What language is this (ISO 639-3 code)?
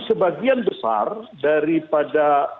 ind